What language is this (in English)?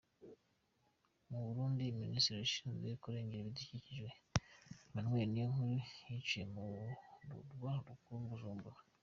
Kinyarwanda